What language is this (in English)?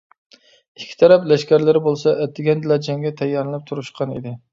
Uyghur